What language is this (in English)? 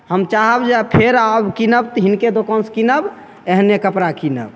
Maithili